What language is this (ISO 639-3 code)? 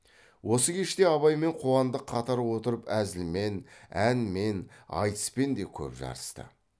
kaz